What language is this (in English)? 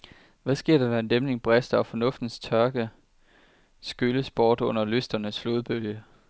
Danish